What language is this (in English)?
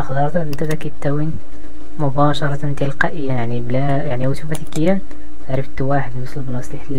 Arabic